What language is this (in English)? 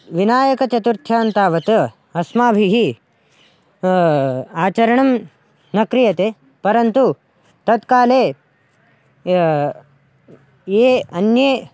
Sanskrit